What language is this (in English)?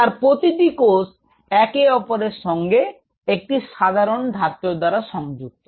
Bangla